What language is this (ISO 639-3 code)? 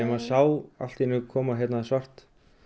isl